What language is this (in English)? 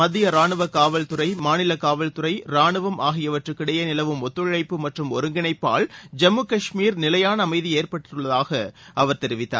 Tamil